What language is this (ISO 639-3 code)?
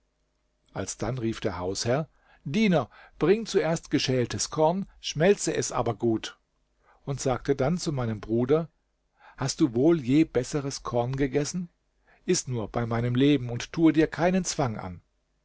deu